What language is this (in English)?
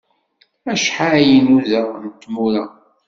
Kabyle